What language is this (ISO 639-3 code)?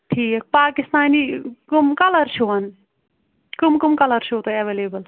kas